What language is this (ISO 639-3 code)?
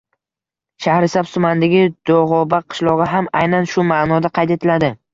uzb